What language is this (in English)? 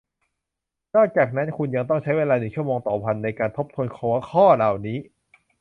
Thai